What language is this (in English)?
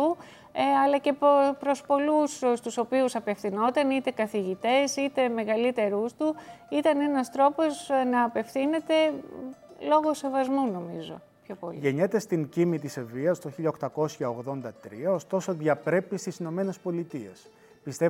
Greek